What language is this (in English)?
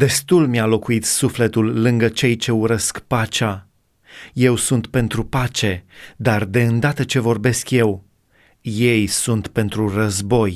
Romanian